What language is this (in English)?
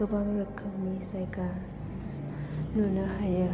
Bodo